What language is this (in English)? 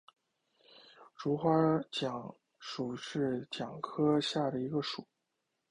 Chinese